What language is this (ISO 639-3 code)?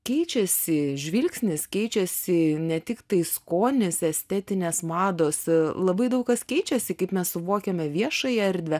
lit